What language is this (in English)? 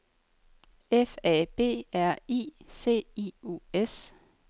Danish